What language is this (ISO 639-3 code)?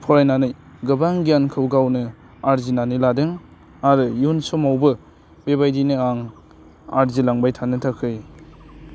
brx